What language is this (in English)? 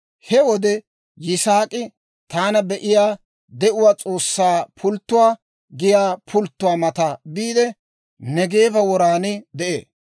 Dawro